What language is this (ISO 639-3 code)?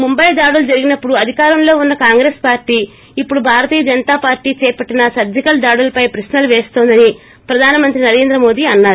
tel